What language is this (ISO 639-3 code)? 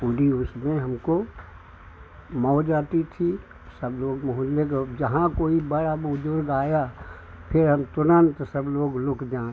hin